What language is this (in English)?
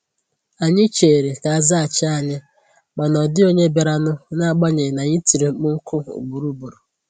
Igbo